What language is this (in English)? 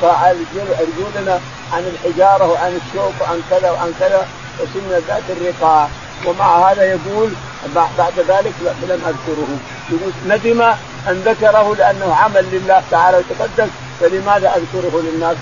Arabic